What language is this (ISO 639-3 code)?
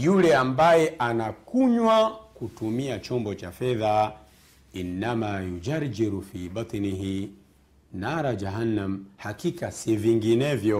swa